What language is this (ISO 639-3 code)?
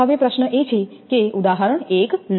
guj